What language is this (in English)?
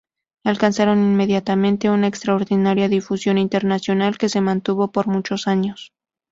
Spanish